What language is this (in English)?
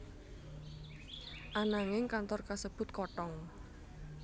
Javanese